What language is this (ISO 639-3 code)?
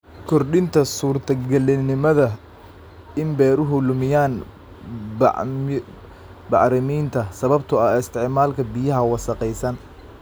som